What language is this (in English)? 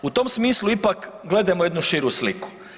Croatian